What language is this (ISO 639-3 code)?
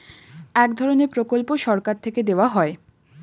ben